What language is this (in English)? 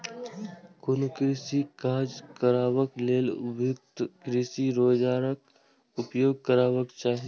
Maithili